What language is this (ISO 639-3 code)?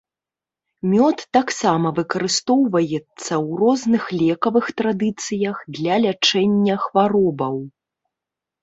bel